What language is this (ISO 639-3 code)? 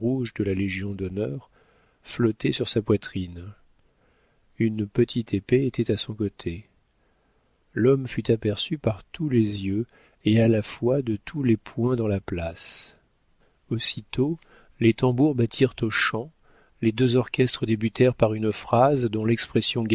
fra